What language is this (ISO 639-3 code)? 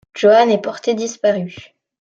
fra